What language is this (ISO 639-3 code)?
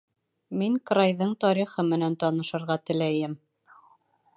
bak